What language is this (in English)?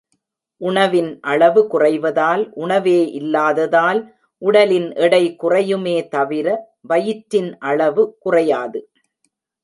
Tamil